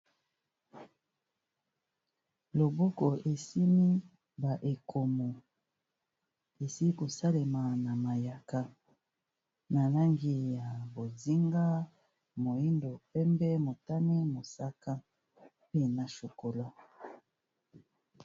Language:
Lingala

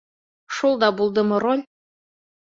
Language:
Bashkir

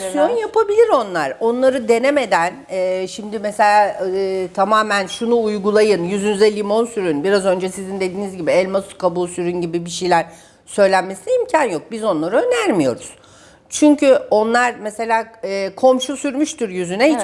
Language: Turkish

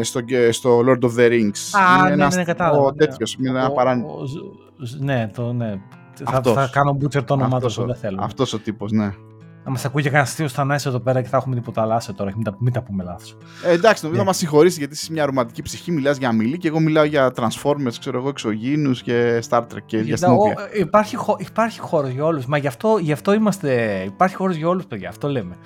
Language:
Greek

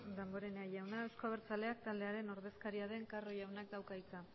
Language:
Basque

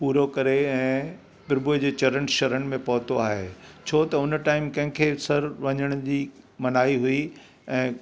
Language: Sindhi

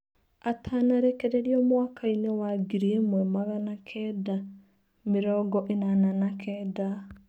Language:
Kikuyu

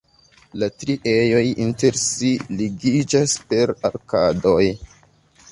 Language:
Esperanto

